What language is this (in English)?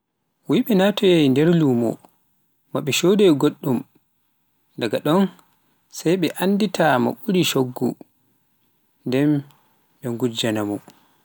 Pular